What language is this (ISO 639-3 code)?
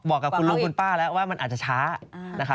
tha